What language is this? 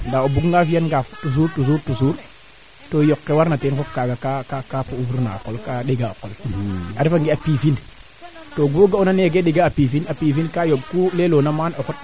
Serer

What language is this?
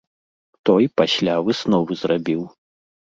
Belarusian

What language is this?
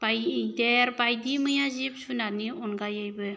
Bodo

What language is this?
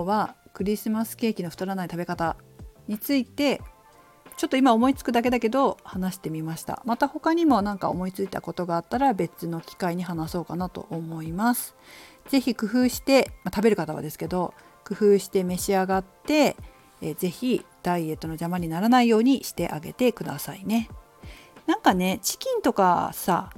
Japanese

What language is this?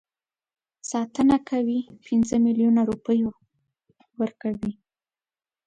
Pashto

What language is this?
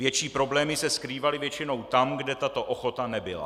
Czech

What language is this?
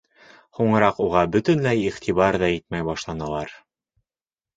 Bashkir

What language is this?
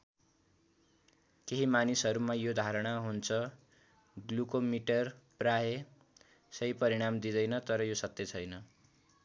Nepali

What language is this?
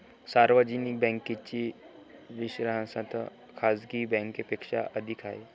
Marathi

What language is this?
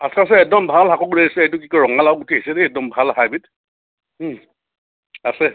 Assamese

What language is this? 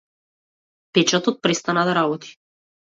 Macedonian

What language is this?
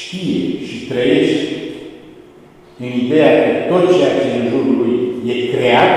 Romanian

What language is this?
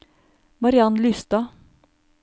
Norwegian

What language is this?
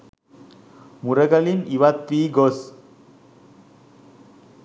Sinhala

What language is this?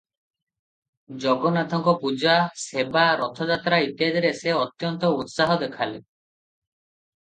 Odia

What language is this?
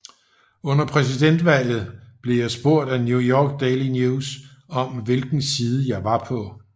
Danish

